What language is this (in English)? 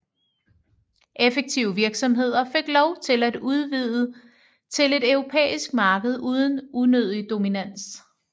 Danish